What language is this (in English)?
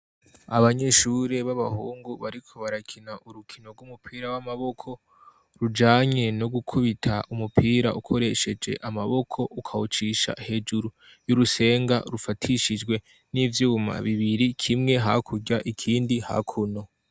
Rundi